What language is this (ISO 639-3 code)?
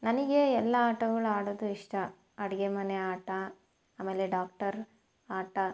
kan